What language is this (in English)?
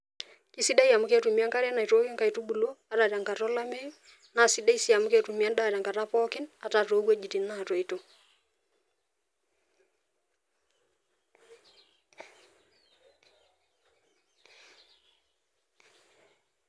Masai